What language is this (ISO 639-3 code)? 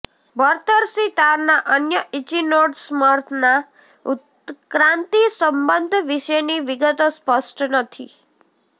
guj